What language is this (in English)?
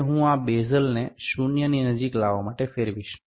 Gujarati